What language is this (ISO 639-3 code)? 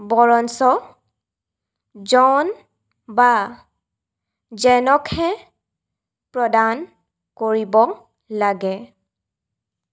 asm